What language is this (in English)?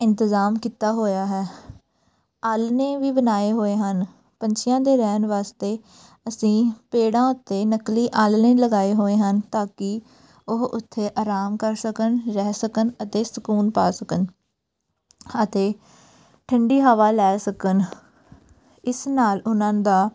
Punjabi